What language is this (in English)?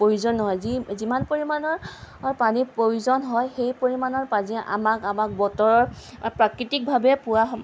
Assamese